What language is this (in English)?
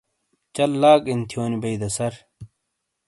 Shina